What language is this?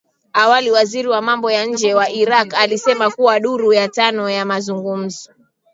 Swahili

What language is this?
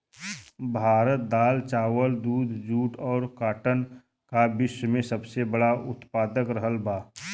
Bhojpuri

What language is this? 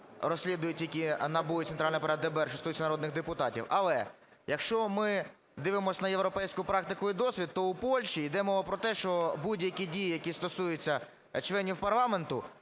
Ukrainian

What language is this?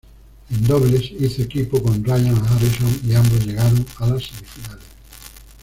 Spanish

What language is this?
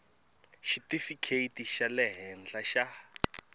Tsonga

